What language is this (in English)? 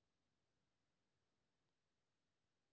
Maithili